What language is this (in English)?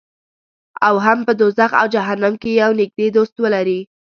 Pashto